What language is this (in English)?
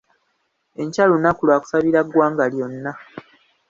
Ganda